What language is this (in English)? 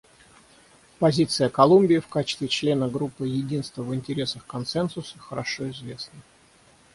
Russian